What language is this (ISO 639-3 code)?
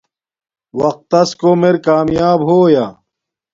dmk